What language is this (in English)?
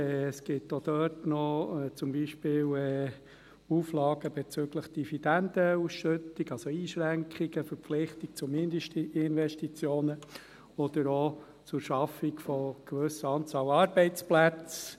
Swiss German